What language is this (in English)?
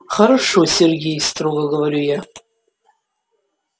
Russian